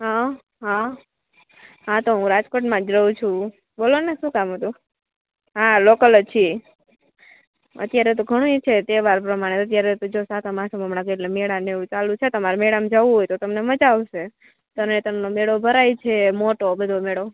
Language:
Gujarati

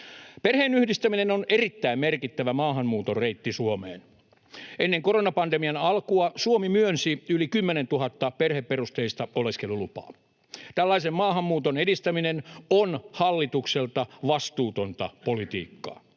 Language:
Finnish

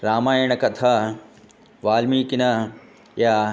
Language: Sanskrit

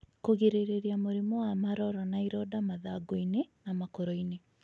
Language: Kikuyu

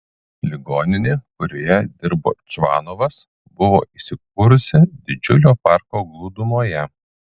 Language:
Lithuanian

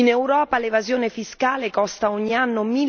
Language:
Italian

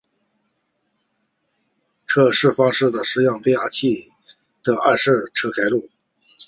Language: Chinese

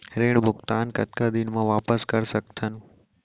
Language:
Chhattisgarhi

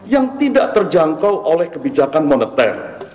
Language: Indonesian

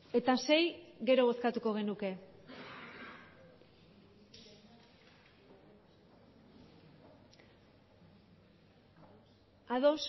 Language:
Basque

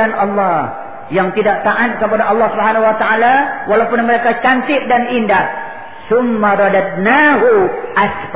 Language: Malay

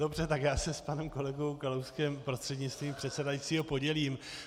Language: Czech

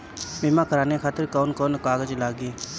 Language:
Bhojpuri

